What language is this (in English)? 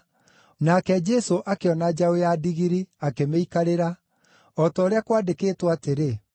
Kikuyu